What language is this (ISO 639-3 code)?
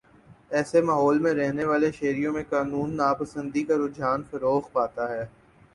urd